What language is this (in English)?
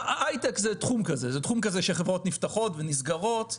Hebrew